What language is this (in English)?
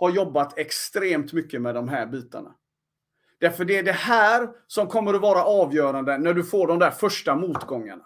Swedish